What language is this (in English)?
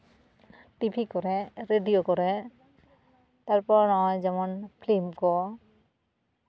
Santali